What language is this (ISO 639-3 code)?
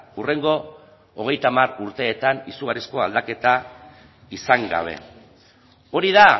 eus